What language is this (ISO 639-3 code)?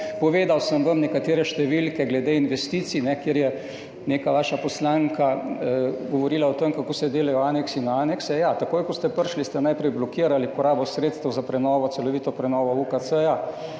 slv